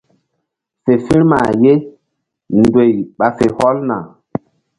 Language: Mbum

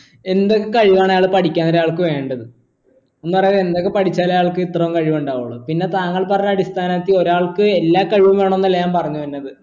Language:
Malayalam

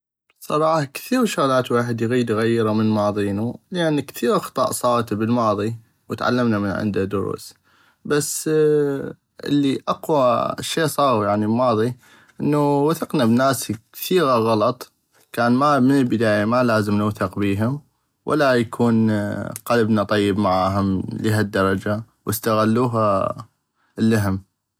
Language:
North Mesopotamian Arabic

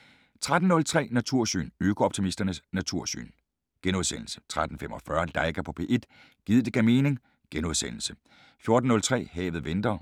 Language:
Danish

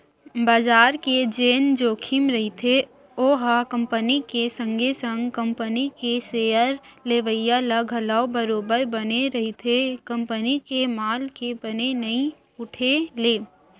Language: Chhattisgarhi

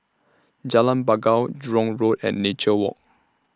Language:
English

